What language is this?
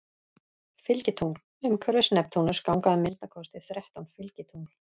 Icelandic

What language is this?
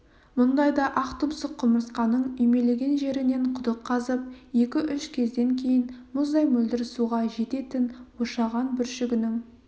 Kazakh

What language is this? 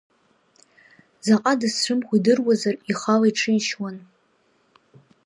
Abkhazian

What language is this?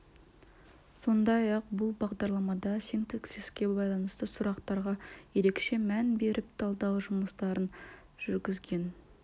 Kazakh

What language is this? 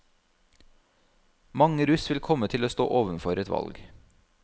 Norwegian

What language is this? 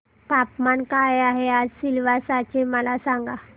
Marathi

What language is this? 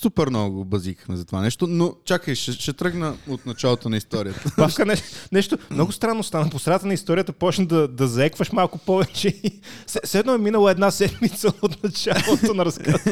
Bulgarian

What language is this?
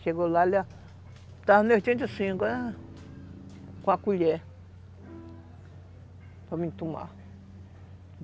Portuguese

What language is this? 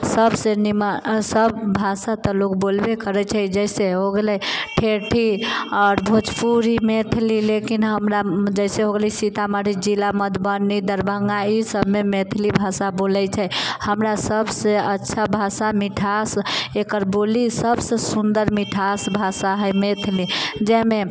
Maithili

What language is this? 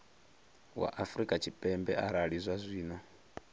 Venda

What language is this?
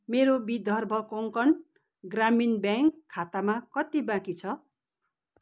Nepali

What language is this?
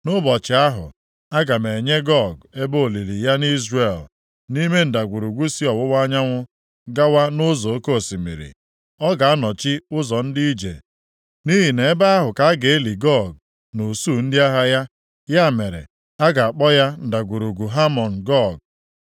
Igbo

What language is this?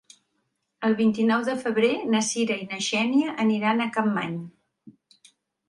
Catalan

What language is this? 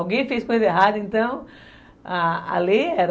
Portuguese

